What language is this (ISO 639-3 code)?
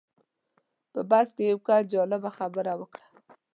pus